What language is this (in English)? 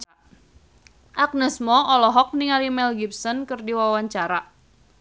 Sundanese